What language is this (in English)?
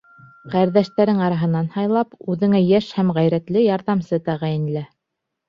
Bashkir